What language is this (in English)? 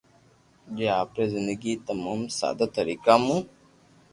Loarki